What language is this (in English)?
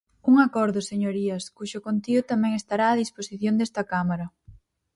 Galician